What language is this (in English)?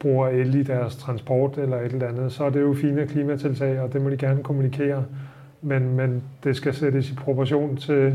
Danish